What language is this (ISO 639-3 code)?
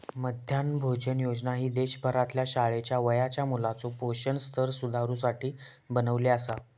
mar